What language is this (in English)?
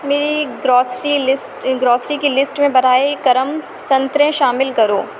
Urdu